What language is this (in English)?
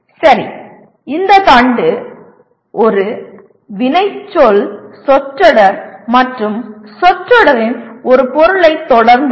Tamil